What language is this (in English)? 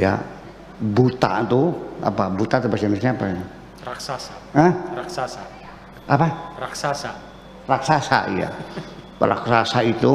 Indonesian